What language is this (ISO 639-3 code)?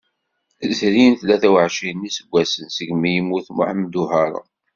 kab